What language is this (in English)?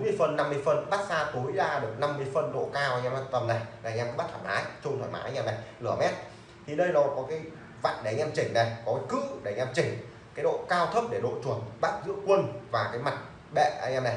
Vietnamese